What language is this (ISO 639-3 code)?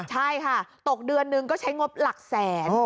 tha